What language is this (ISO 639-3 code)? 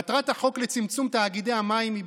heb